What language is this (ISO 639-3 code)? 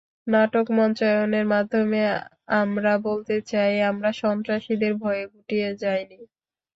ben